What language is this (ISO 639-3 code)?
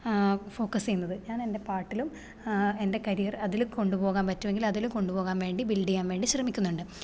mal